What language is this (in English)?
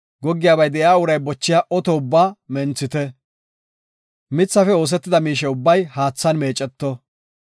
Gofa